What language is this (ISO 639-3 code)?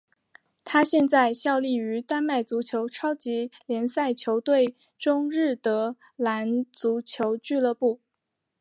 zho